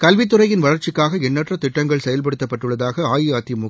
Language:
Tamil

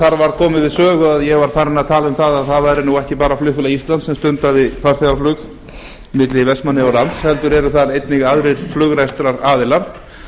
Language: Icelandic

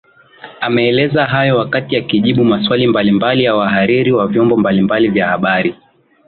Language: Swahili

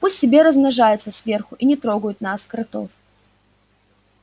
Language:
Russian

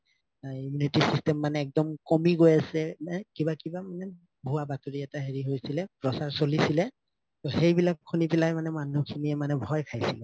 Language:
Assamese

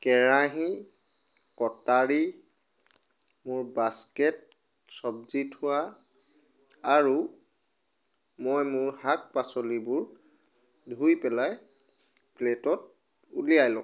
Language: Assamese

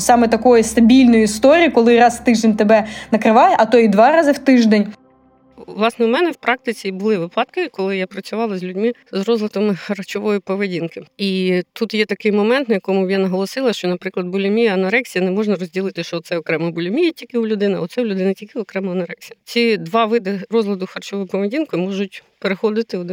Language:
Ukrainian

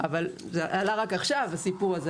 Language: Hebrew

